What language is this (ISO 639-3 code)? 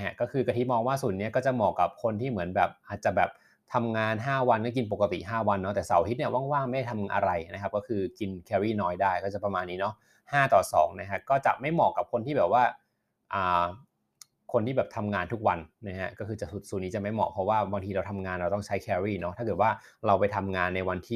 tha